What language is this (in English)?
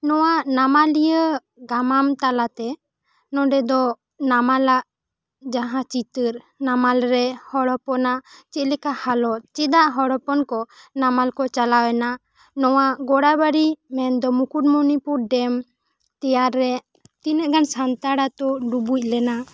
Santali